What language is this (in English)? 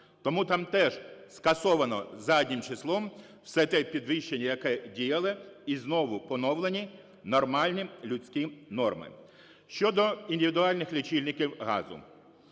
Ukrainian